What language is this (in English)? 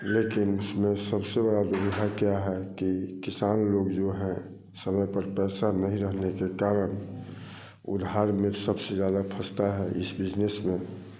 Hindi